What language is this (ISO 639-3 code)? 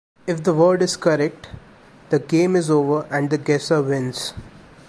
eng